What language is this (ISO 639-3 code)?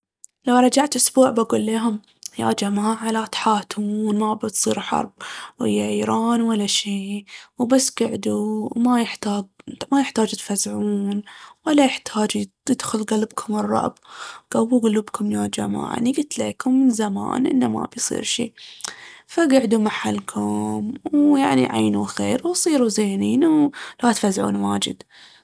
abv